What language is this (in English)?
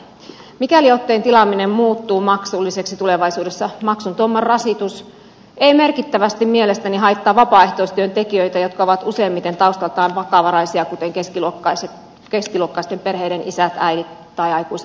Finnish